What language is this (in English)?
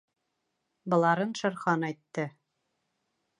Bashkir